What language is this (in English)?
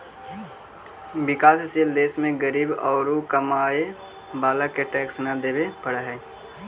Magahi